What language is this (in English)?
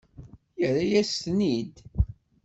Kabyle